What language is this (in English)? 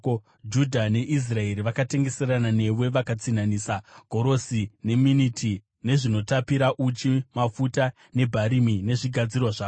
Shona